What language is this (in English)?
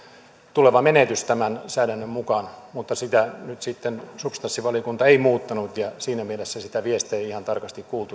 Finnish